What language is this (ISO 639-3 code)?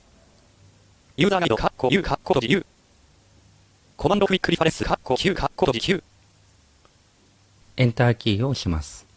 jpn